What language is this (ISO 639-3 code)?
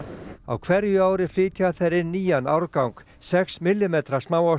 isl